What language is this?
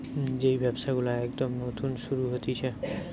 Bangla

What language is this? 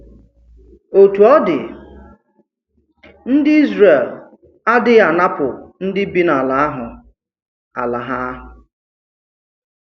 Igbo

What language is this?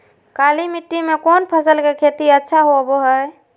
Magahi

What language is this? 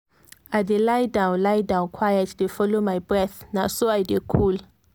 Nigerian Pidgin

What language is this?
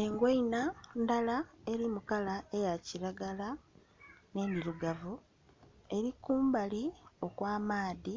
Soga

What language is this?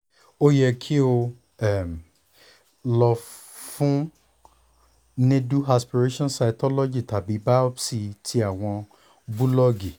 Yoruba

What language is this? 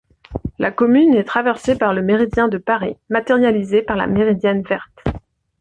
French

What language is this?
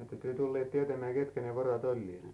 Finnish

